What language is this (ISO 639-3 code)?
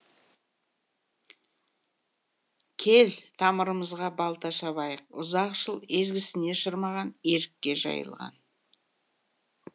kaz